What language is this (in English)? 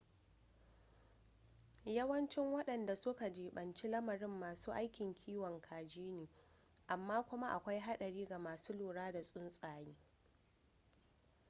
Hausa